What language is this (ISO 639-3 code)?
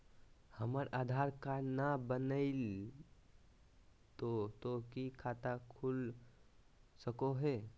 mag